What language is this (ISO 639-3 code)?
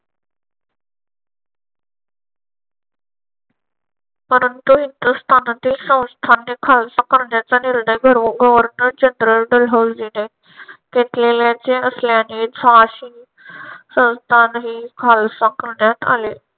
mar